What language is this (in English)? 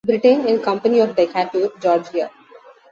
English